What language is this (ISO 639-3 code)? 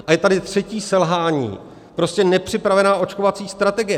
ces